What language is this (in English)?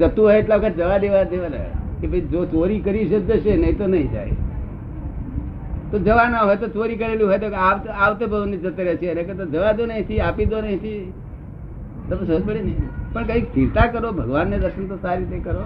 Gujarati